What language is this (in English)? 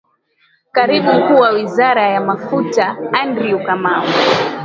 Swahili